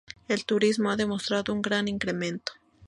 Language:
Spanish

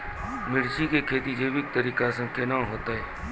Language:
Maithili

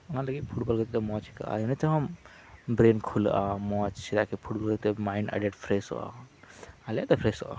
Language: Santali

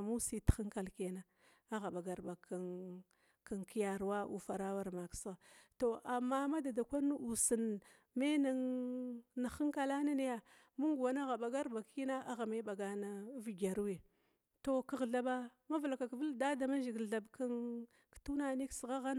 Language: Glavda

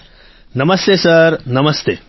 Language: Gujarati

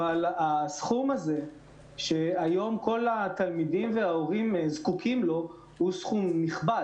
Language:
Hebrew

